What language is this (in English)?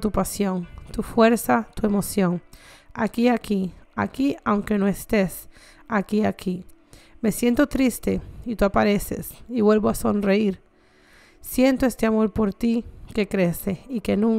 Spanish